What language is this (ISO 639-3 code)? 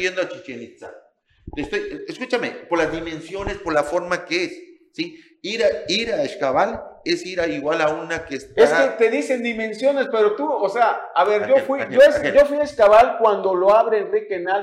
spa